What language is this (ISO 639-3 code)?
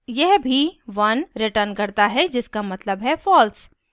hin